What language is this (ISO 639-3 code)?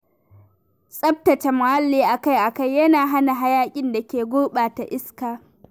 hau